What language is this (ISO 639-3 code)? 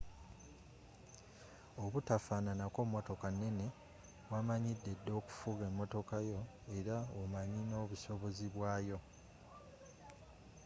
lug